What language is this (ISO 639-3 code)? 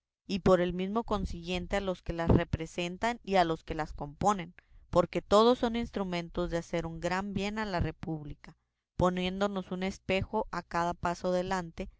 spa